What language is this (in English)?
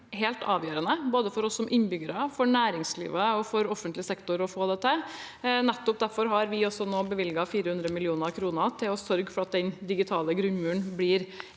Norwegian